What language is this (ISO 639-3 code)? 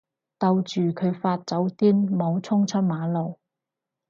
yue